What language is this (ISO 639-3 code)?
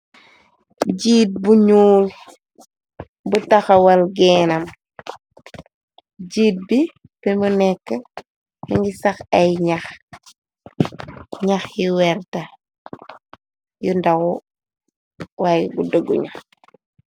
wol